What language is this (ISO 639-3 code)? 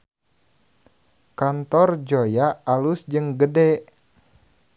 sun